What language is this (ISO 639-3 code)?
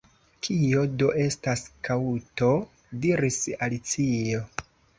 epo